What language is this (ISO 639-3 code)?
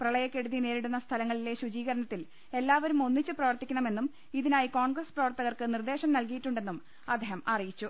mal